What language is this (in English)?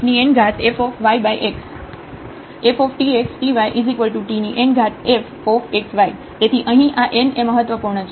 Gujarati